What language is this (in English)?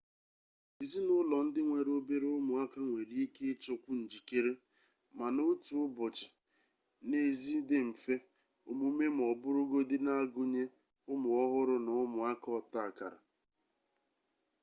Igbo